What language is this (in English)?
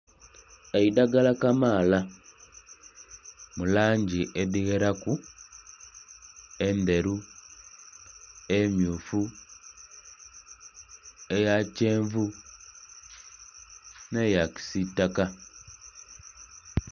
Soga